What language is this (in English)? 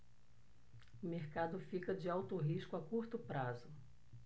Portuguese